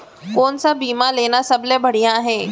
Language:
Chhattisgarhi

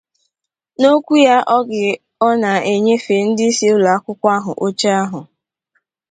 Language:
Igbo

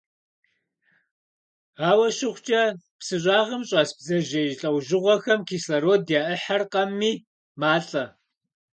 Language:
Kabardian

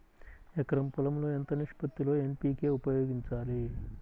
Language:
Telugu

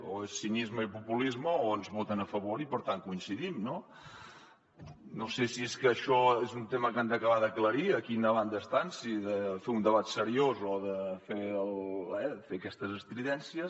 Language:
Catalan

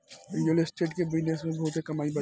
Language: Bhojpuri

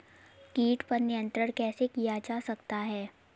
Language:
Hindi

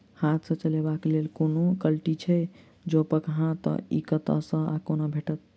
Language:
Maithili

